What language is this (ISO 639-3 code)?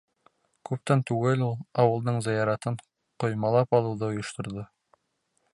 bak